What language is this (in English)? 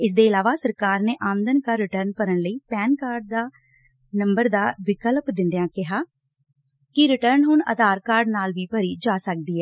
Punjabi